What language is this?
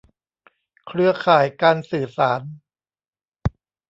Thai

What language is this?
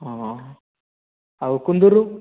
Odia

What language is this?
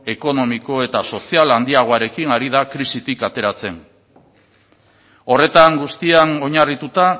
Basque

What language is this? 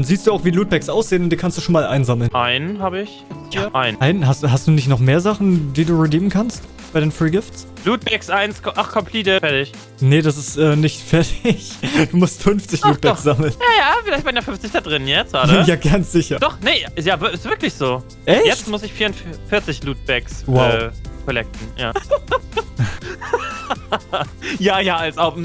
German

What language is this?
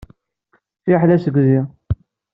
Kabyle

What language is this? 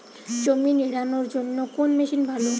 Bangla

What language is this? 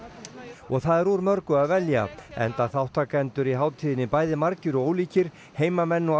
Icelandic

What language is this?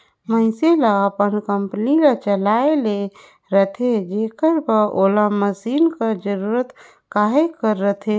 Chhattisgarhi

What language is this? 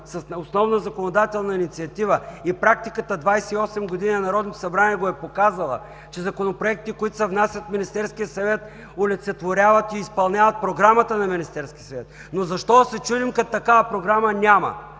Bulgarian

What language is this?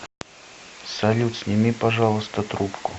Russian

